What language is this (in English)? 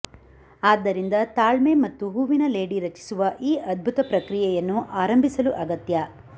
Kannada